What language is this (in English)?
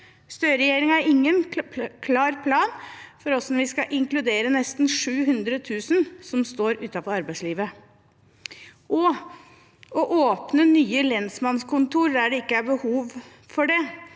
Norwegian